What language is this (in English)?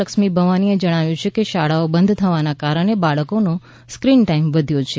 Gujarati